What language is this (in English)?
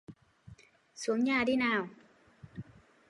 Vietnamese